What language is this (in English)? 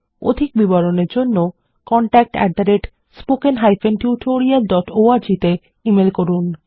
Bangla